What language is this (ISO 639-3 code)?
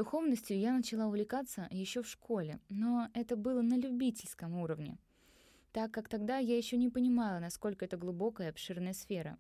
rus